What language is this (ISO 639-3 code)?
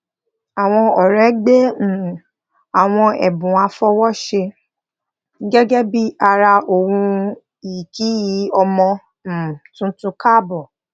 yor